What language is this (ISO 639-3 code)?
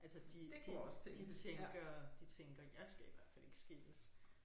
dan